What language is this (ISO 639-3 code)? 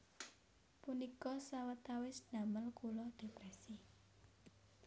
jav